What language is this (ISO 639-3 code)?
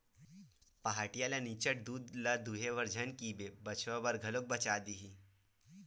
hne